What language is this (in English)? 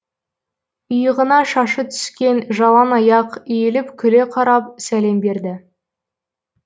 Kazakh